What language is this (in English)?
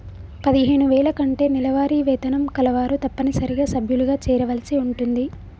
Telugu